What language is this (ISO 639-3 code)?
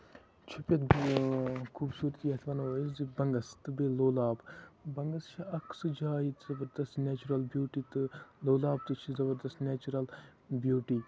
kas